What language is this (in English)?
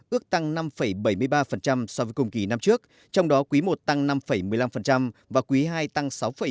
Vietnamese